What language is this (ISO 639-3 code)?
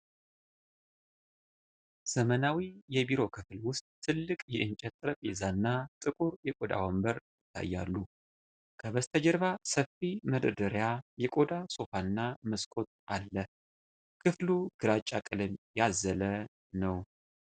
amh